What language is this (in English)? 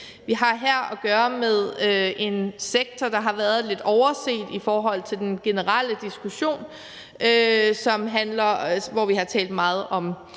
Danish